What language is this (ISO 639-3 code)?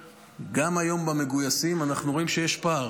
heb